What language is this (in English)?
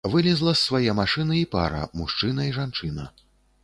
Belarusian